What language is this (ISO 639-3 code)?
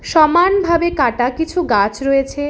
ben